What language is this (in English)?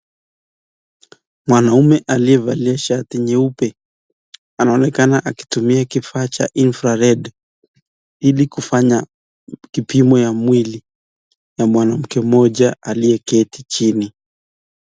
Swahili